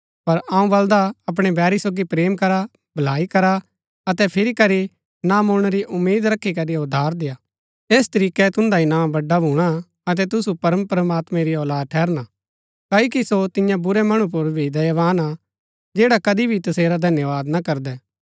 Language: Gaddi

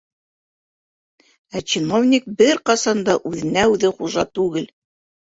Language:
Bashkir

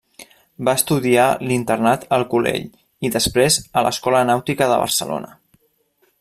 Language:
Catalan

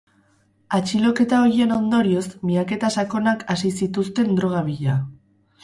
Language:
Basque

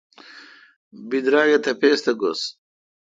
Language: Kalkoti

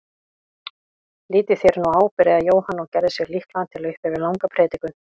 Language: Icelandic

